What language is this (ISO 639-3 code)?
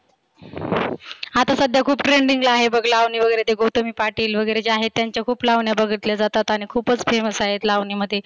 mar